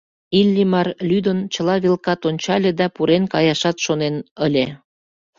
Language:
Mari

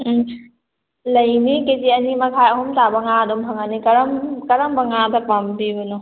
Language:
Manipuri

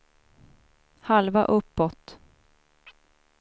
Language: Swedish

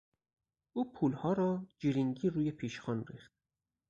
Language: Persian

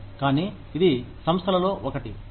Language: Telugu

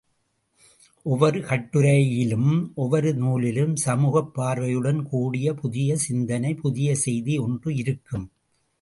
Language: Tamil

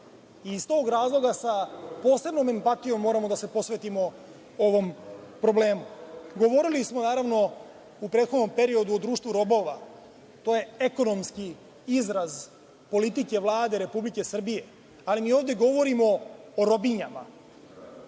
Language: Serbian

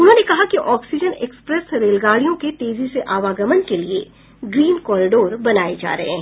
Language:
Hindi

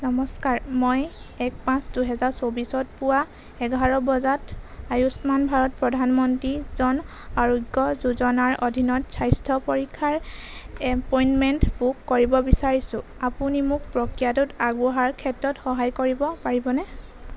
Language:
Assamese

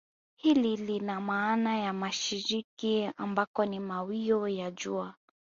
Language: Swahili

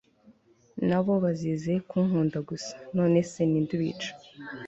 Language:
Kinyarwanda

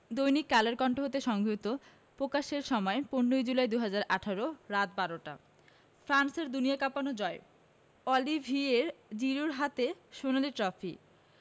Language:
Bangla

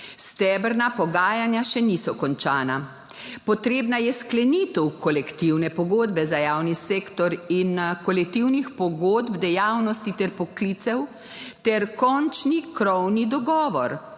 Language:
Slovenian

